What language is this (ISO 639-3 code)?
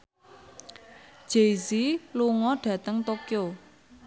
jav